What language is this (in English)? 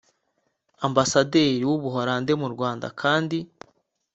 Kinyarwanda